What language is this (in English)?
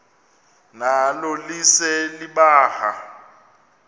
Xhosa